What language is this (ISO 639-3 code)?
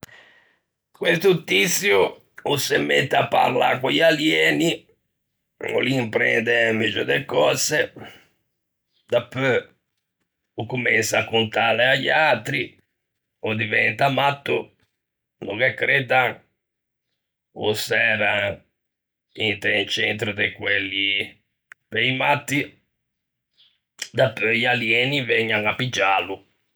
lij